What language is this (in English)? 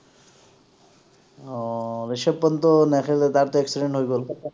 Assamese